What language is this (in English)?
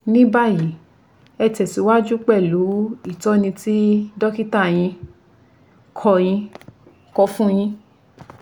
Yoruba